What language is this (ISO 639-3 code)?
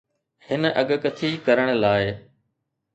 snd